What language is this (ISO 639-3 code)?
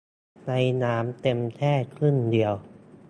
tha